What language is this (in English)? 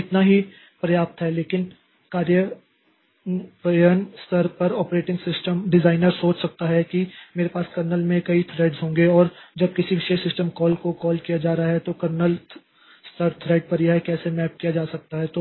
Hindi